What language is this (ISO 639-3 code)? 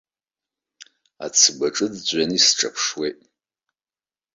abk